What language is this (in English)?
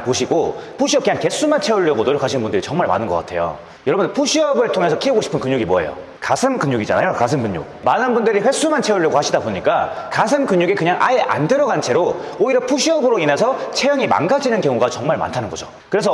Korean